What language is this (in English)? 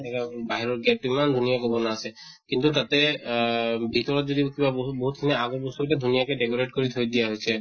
Assamese